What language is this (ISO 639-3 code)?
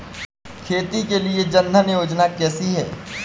hin